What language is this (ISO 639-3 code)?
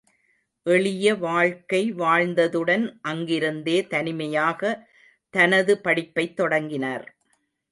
tam